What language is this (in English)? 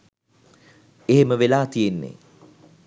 Sinhala